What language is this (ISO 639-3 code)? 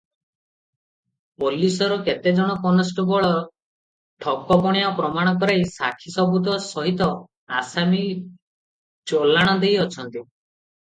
ori